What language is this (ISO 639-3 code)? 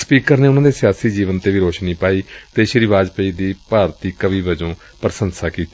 pan